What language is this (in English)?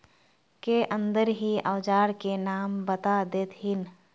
Magahi